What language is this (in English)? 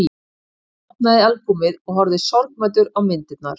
Icelandic